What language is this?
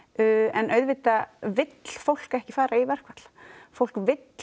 Icelandic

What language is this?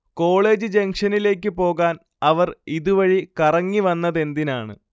Malayalam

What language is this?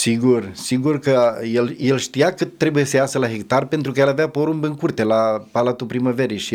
Romanian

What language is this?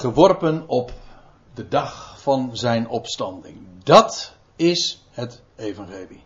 Dutch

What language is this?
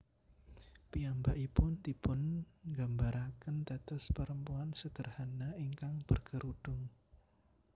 Javanese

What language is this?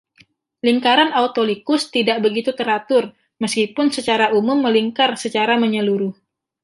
Indonesian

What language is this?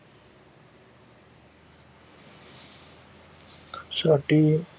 Punjabi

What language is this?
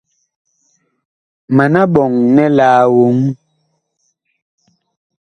Bakoko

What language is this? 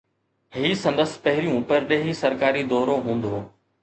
Sindhi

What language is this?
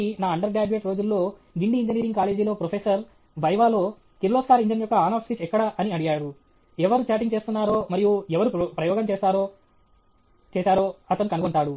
Telugu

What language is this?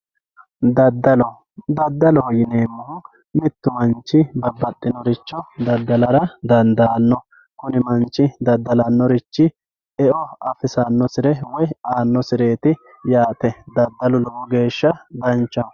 Sidamo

